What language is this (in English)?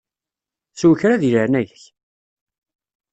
Kabyle